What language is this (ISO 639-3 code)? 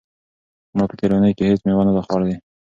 pus